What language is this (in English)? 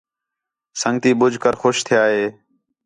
Khetrani